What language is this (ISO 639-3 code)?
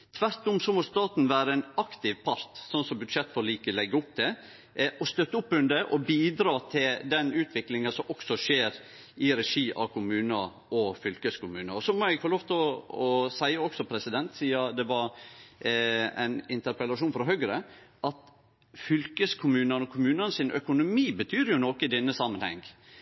nno